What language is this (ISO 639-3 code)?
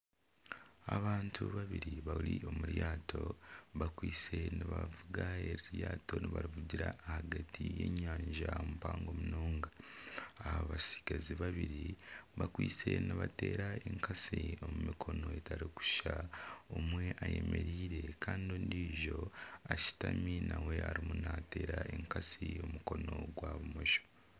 nyn